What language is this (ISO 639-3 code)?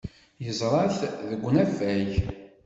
kab